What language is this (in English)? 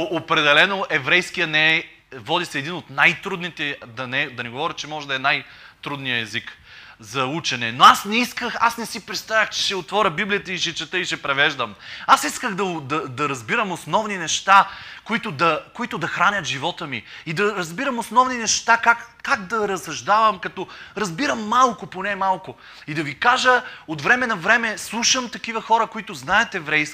Bulgarian